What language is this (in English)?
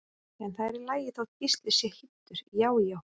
Icelandic